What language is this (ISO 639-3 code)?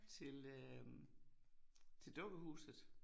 dan